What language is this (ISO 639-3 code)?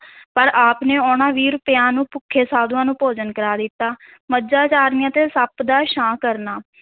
pan